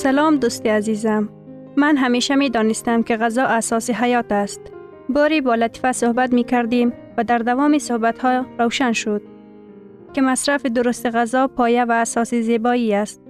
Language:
Persian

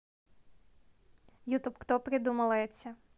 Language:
Russian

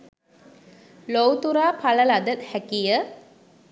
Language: Sinhala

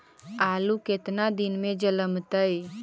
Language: Magahi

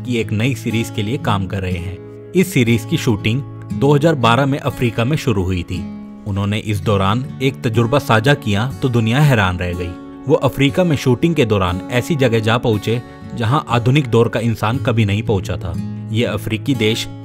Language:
Hindi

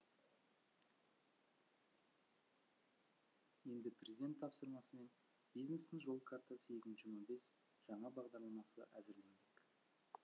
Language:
Kazakh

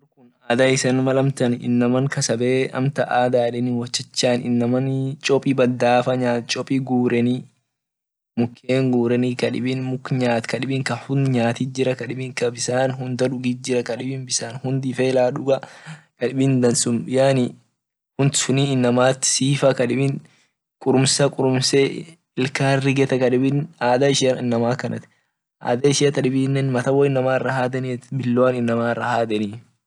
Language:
Orma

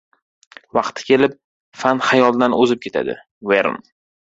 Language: Uzbek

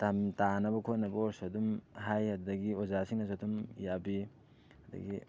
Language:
Manipuri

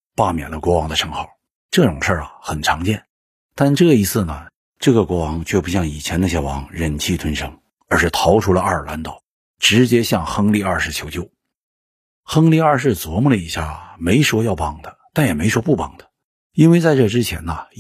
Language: Chinese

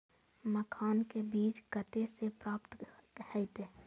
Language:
Maithili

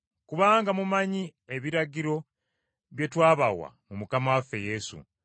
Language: Ganda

